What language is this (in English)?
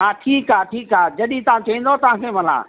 Sindhi